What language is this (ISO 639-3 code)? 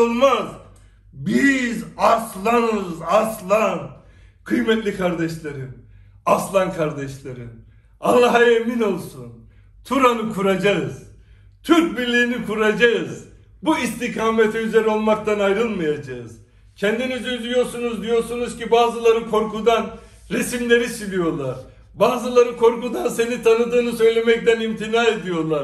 tur